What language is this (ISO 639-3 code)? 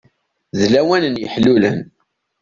kab